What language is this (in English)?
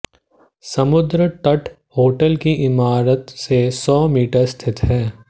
Hindi